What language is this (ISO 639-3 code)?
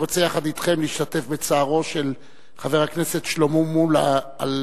heb